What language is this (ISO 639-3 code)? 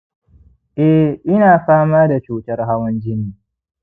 hau